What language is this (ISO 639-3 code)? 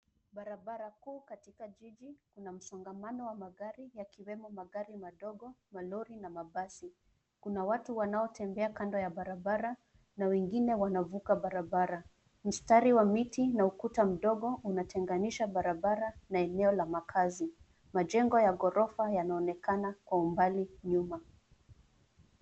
swa